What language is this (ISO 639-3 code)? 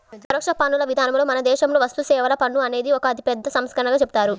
tel